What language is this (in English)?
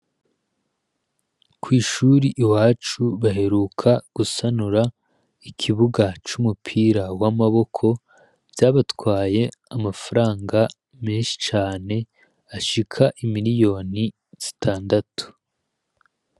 Rundi